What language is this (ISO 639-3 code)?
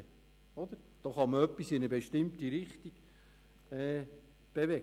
gsw